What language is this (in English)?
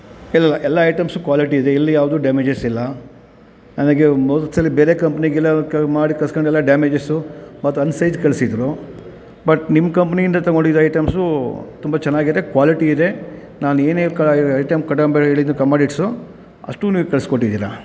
Kannada